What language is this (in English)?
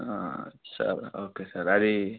Telugu